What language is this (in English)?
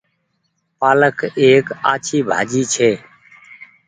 Goaria